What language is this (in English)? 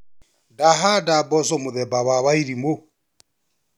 Kikuyu